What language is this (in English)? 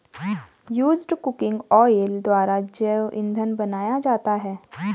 Hindi